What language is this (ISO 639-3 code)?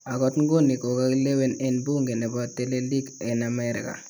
kln